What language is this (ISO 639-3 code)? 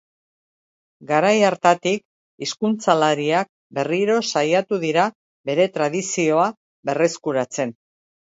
eus